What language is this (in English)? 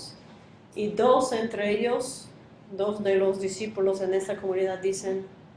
Spanish